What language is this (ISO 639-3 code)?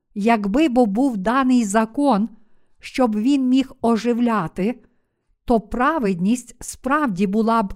ukr